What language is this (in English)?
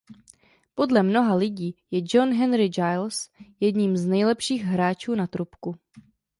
Czech